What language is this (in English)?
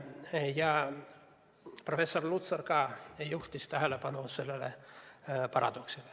Estonian